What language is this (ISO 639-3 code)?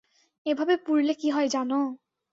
ben